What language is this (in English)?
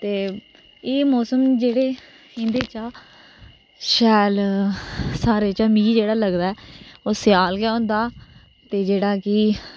Dogri